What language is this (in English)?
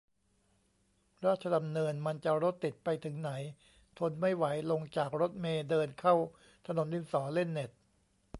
Thai